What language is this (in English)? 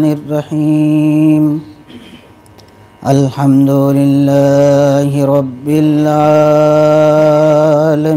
Hindi